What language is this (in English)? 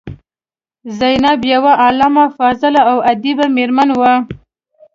Pashto